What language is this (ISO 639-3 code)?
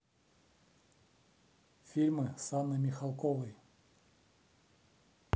rus